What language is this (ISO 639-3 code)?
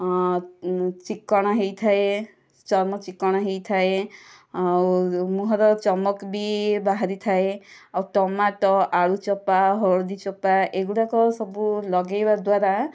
ori